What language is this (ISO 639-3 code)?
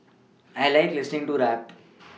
eng